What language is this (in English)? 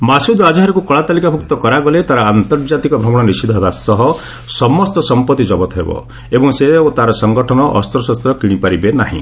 Odia